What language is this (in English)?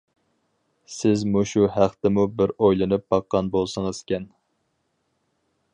Uyghur